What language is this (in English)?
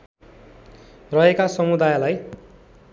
Nepali